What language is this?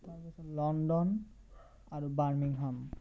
Assamese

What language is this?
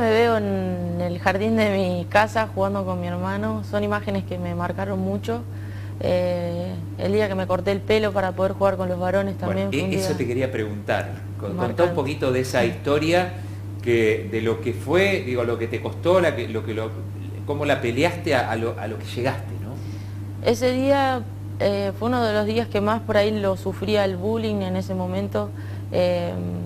Spanish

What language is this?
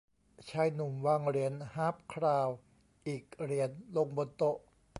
Thai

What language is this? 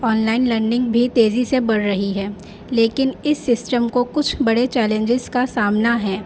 Urdu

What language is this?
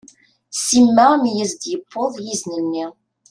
Kabyle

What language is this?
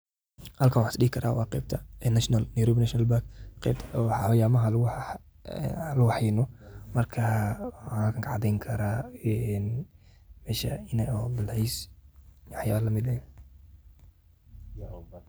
Somali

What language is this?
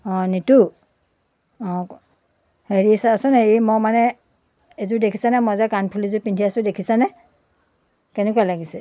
Assamese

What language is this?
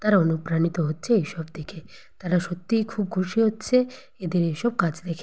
Bangla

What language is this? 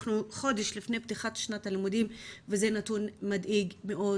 Hebrew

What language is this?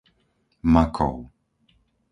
Slovak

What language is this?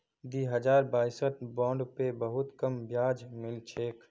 Magahi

